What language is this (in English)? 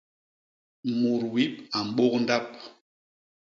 Basaa